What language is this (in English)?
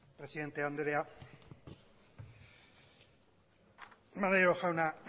Basque